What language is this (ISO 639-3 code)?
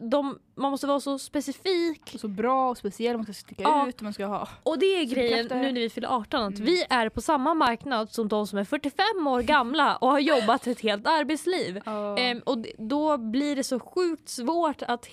swe